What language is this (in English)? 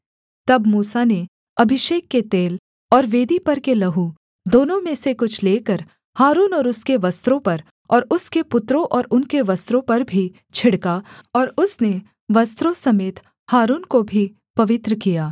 Hindi